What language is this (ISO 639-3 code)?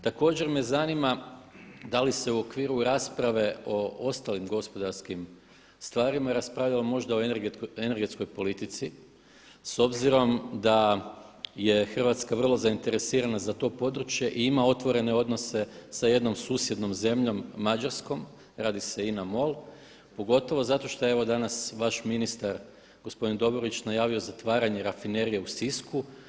hrv